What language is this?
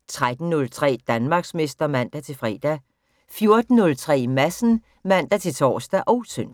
Danish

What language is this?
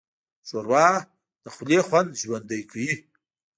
Pashto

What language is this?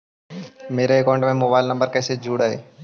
Magahi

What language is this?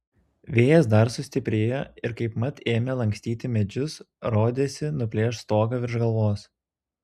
Lithuanian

